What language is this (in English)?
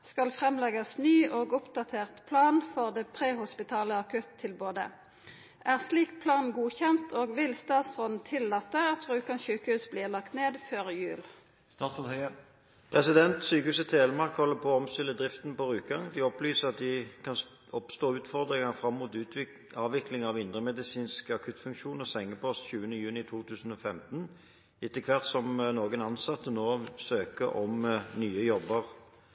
Norwegian